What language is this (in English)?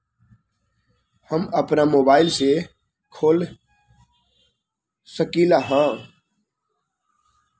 Magahi